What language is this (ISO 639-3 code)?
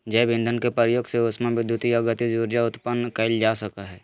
mag